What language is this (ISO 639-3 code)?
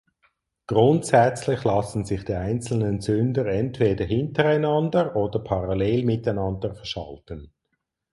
deu